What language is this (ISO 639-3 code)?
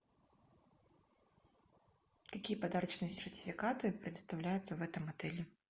rus